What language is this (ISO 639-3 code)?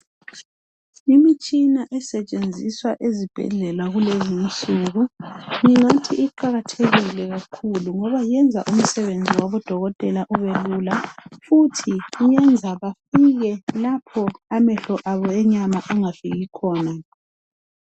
nde